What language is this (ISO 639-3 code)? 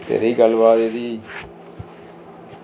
doi